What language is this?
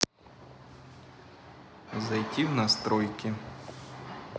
Russian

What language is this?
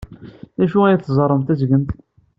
Kabyle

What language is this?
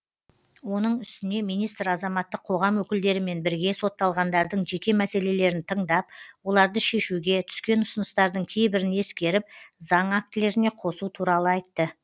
Kazakh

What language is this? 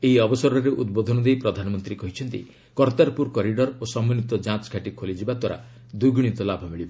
Odia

